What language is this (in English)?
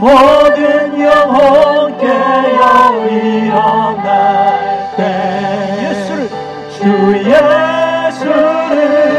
Korean